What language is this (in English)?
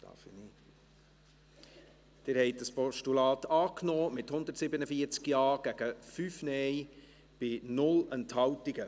Swiss German